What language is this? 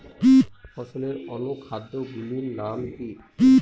Bangla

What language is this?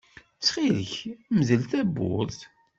Kabyle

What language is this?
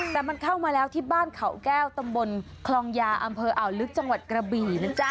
Thai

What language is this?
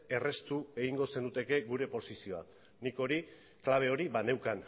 Basque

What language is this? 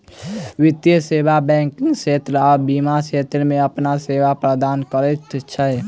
Maithili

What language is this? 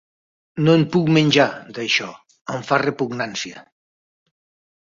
Catalan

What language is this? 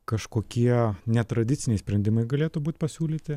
Lithuanian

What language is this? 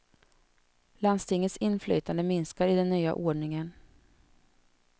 Swedish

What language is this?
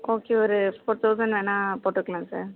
Tamil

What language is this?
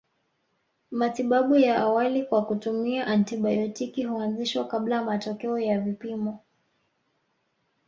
Swahili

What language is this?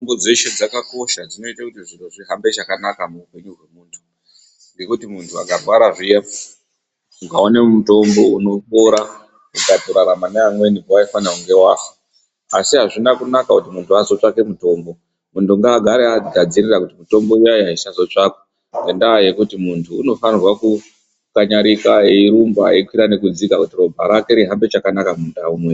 Ndau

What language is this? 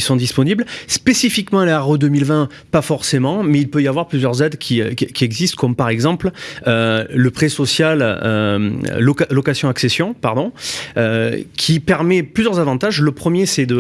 French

